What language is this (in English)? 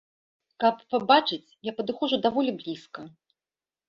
Belarusian